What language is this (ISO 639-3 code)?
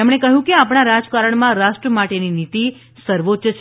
guj